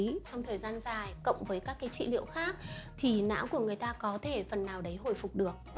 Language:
Vietnamese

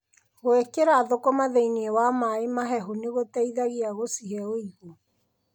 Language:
Kikuyu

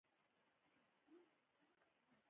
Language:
Pashto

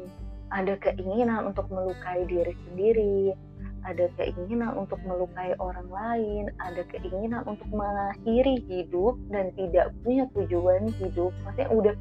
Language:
Indonesian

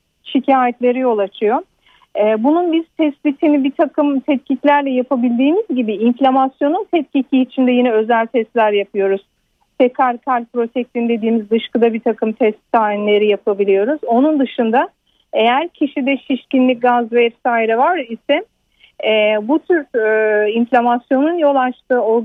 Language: Turkish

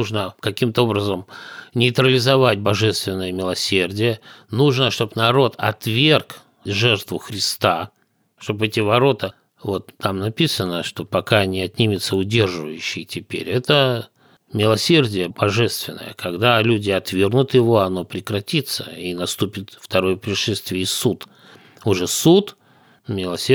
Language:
Russian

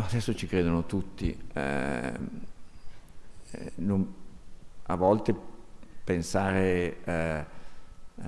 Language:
Italian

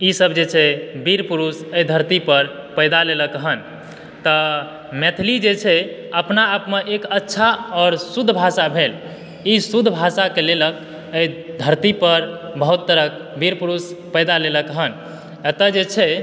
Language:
Maithili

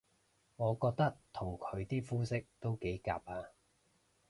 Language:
Cantonese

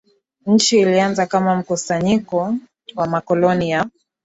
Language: Swahili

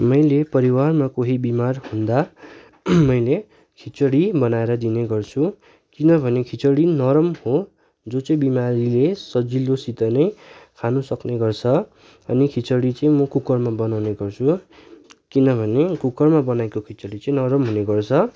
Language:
Nepali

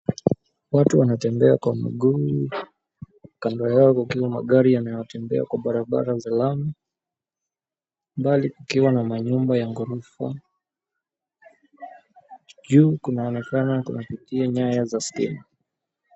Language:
Swahili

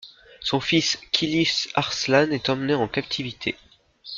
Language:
French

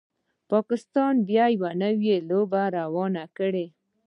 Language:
Pashto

